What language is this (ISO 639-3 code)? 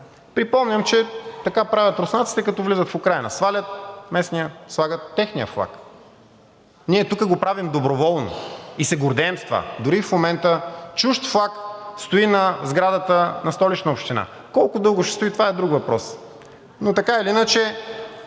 bul